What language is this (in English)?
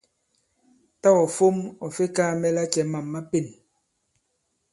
Bankon